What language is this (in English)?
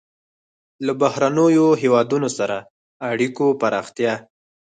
Pashto